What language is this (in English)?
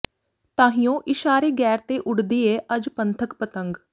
Punjabi